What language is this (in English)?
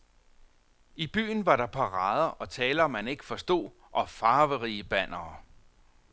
Danish